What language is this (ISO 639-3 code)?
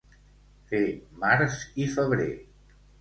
cat